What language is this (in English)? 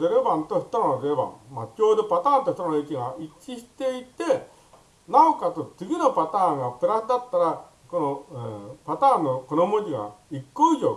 Japanese